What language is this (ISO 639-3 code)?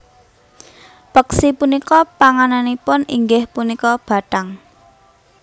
jav